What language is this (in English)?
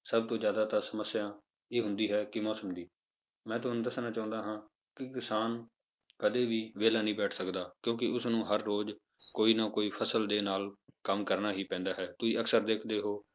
Punjabi